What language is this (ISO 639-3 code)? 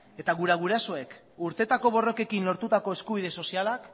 eus